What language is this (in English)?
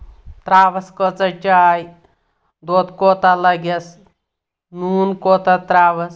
Kashmiri